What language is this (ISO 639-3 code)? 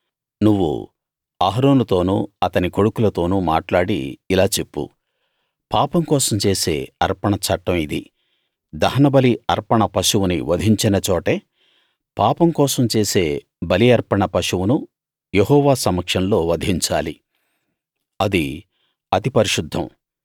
tel